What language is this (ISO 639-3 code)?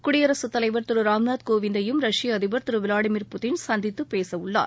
tam